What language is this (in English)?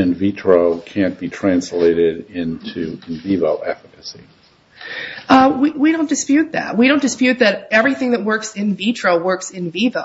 English